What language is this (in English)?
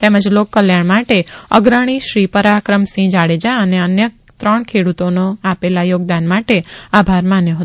Gujarati